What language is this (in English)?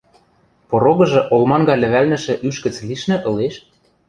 Western Mari